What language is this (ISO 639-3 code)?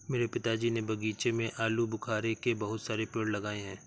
hin